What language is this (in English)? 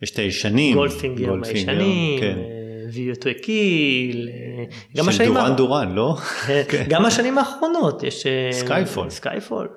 Hebrew